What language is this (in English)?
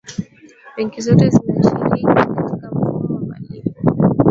Swahili